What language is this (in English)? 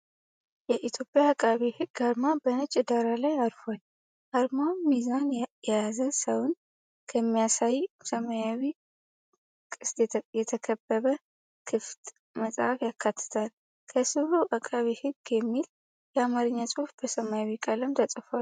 Amharic